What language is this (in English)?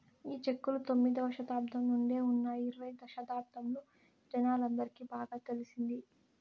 Telugu